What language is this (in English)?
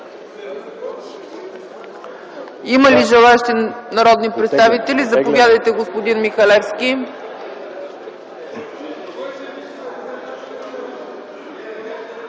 Bulgarian